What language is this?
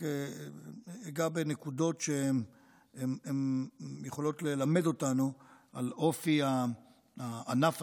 Hebrew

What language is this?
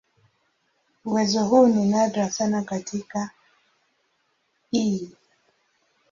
Swahili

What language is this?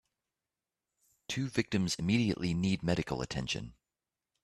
English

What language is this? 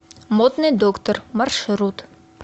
Russian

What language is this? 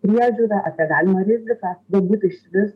Lithuanian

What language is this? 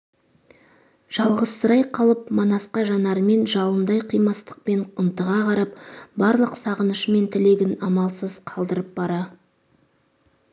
Kazakh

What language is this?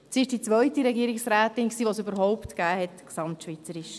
Swiss German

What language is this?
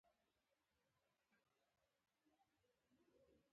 Pashto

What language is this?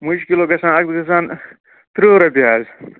Kashmiri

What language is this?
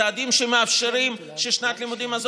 Hebrew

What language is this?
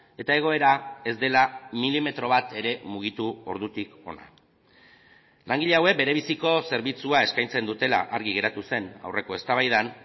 Basque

